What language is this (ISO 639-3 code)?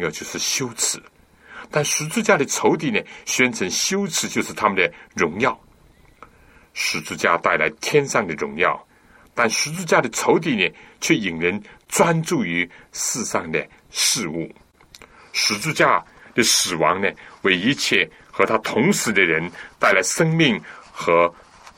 zho